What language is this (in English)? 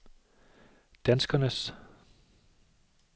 Danish